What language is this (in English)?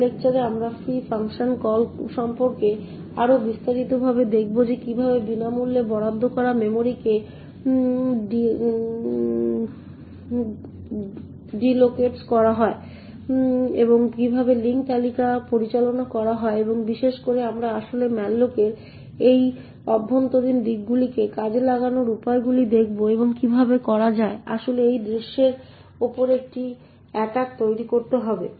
Bangla